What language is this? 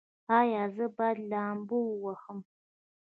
Pashto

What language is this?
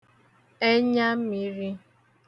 Igbo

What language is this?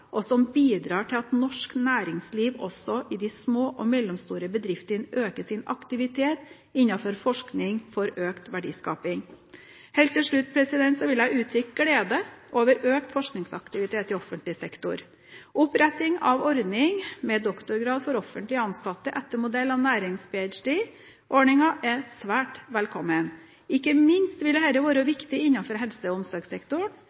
Norwegian Bokmål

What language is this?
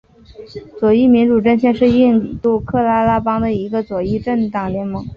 Chinese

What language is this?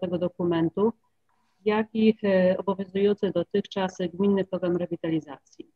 Polish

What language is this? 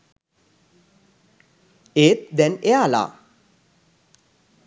Sinhala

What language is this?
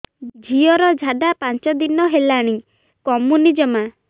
Odia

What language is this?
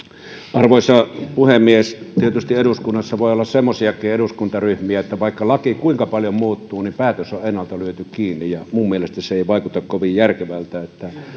Finnish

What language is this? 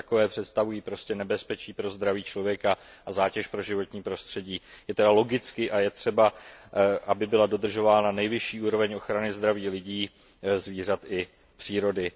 Czech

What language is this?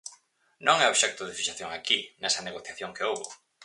Galician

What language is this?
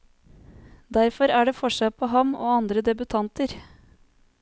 Norwegian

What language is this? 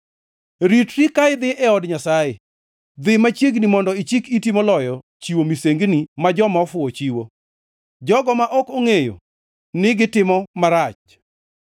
Luo (Kenya and Tanzania)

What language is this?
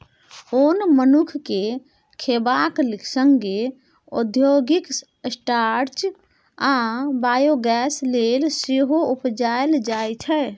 Maithili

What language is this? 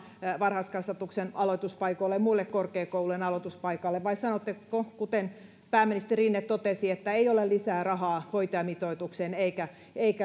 Finnish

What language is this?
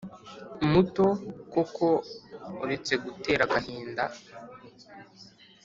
Kinyarwanda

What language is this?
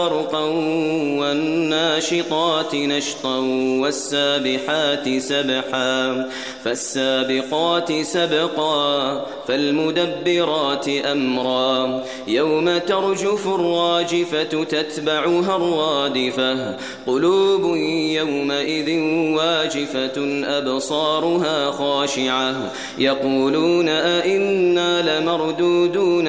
Arabic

